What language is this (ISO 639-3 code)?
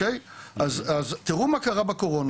heb